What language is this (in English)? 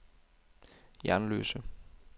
Danish